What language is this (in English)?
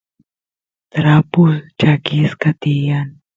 Santiago del Estero Quichua